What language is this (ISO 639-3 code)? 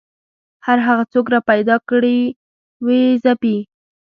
pus